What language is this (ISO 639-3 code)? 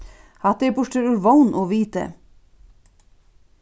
fao